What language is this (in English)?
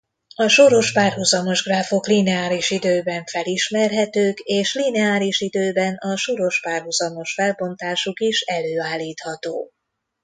Hungarian